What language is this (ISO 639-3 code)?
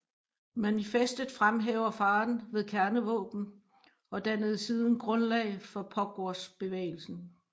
dan